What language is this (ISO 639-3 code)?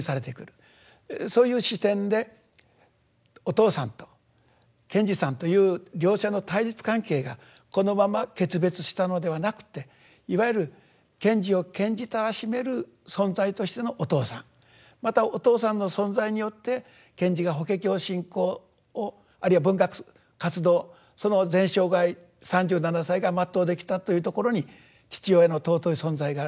jpn